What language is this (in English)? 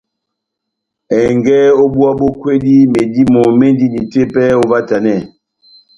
Batanga